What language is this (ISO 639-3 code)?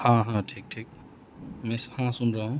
urd